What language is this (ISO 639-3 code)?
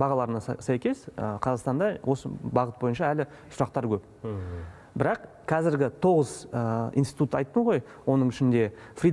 rus